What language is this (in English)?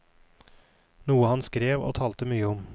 Norwegian